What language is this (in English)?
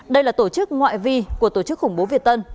Vietnamese